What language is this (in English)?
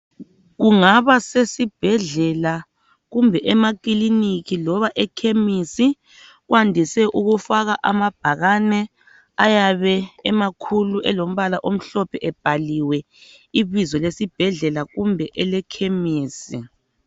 North Ndebele